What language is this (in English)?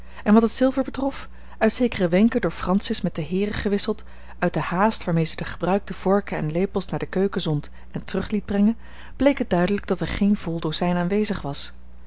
Dutch